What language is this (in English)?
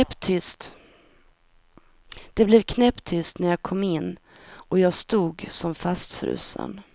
Swedish